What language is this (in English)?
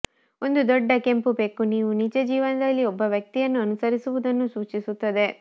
Kannada